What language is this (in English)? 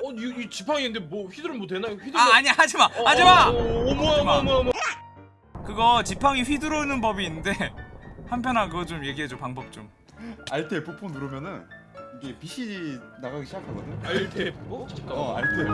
Korean